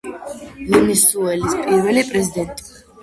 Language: Georgian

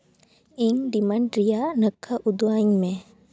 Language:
Santali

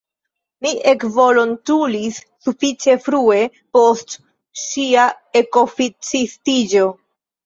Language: Esperanto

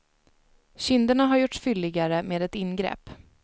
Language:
Swedish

